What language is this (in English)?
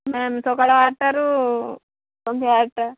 Odia